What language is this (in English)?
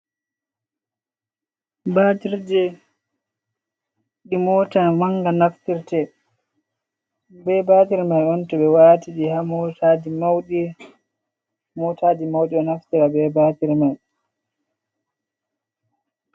Fula